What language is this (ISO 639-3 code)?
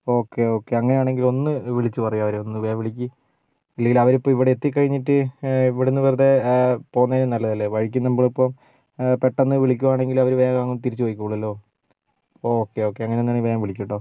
mal